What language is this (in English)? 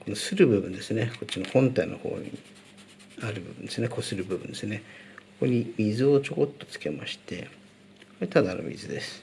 Japanese